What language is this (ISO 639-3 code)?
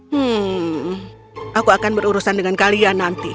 ind